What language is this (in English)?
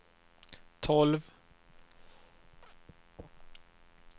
Swedish